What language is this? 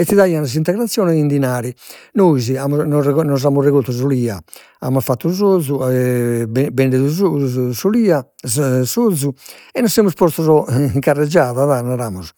Sardinian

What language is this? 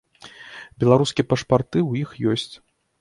Belarusian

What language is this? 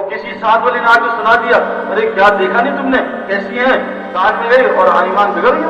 Urdu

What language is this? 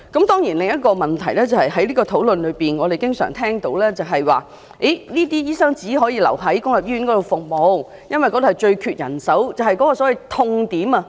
Cantonese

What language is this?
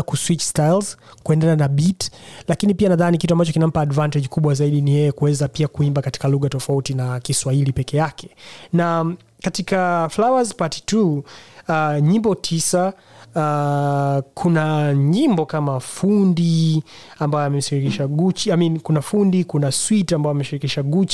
Swahili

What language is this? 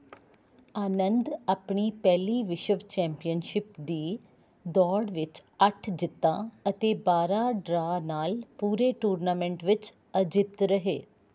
Punjabi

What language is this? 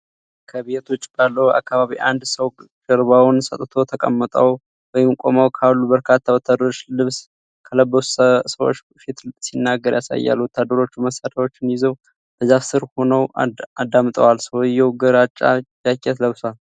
Amharic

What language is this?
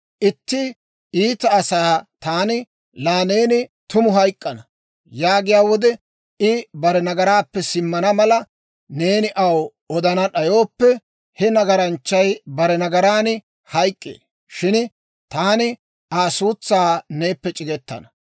Dawro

